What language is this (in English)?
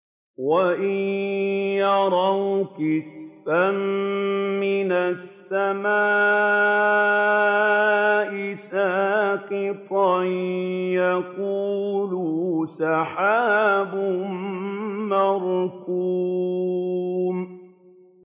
Arabic